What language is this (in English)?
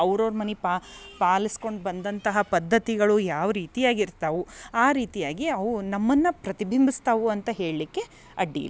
Kannada